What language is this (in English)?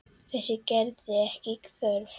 Icelandic